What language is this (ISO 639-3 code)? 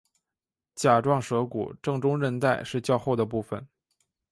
zho